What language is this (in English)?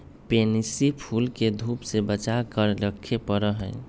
Magahi